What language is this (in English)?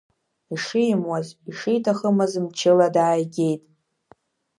Abkhazian